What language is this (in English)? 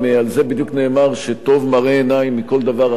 Hebrew